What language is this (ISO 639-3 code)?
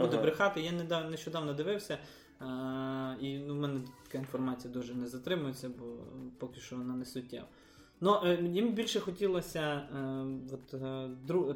ukr